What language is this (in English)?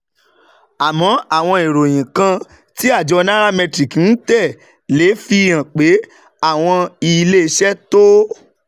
Yoruba